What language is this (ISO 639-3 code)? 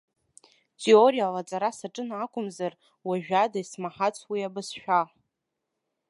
abk